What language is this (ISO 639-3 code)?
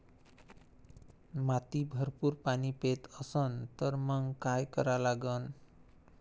mar